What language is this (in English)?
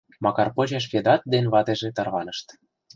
Mari